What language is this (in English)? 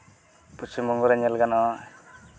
Santali